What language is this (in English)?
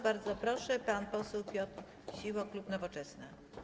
Polish